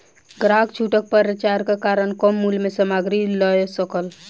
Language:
Maithili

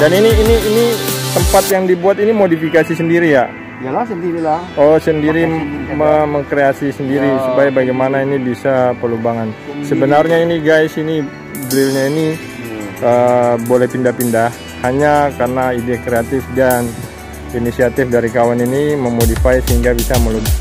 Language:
Indonesian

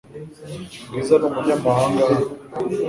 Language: Kinyarwanda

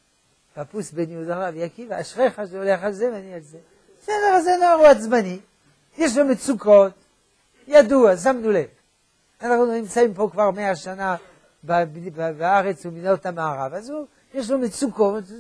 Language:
Hebrew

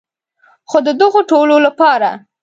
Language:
Pashto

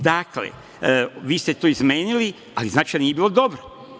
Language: Serbian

